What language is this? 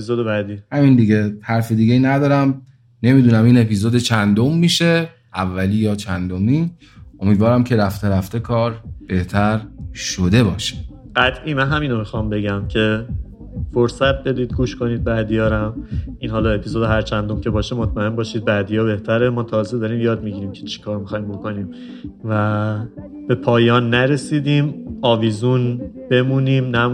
Persian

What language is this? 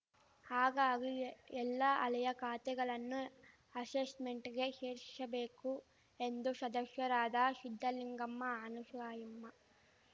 Kannada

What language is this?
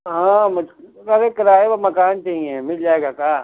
Urdu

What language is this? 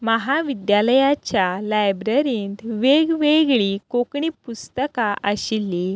Konkani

